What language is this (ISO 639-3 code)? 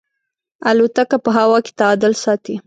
pus